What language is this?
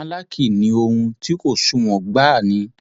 Yoruba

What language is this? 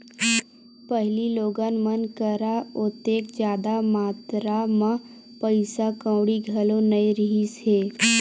Chhattisgarhi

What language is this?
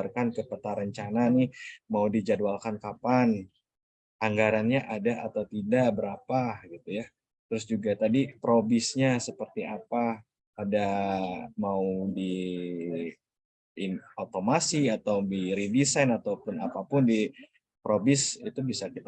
Indonesian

